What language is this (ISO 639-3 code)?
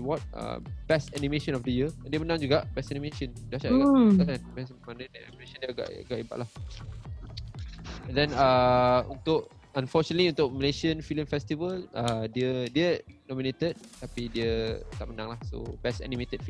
msa